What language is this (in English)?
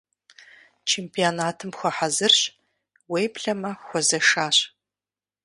Kabardian